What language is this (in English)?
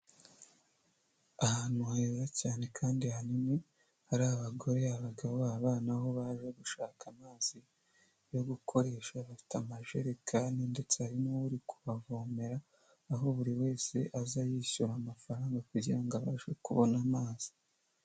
Kinyarwanda